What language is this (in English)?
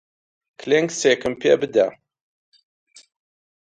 Central Kurdish